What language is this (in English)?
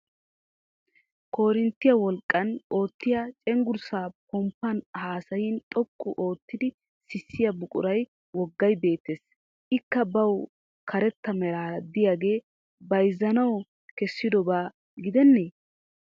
Wolaytta